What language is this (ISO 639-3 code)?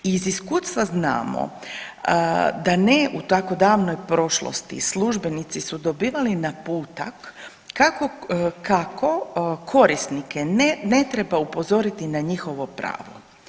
hrv